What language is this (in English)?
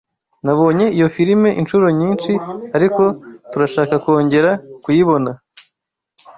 Kinyarwanda